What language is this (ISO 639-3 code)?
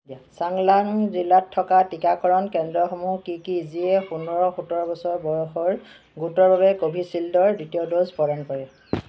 asm